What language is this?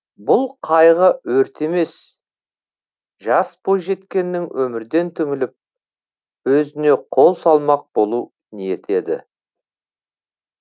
Kazakh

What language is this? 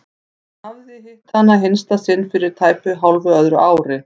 Icelandic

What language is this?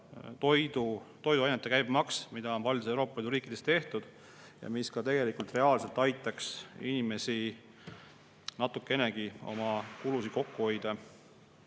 Estonian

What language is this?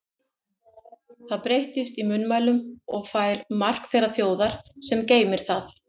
Icelandic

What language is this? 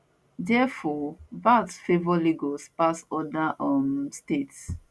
Nigerian Pidgin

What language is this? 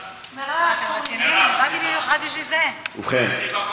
Hebrew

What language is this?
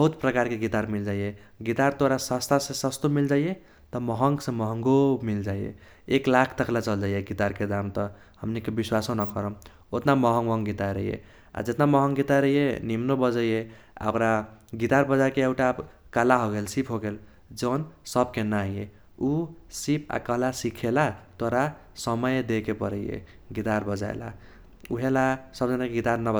Kochila Tharu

